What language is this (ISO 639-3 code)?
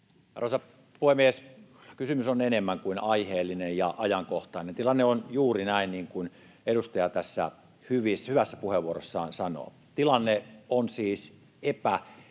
fin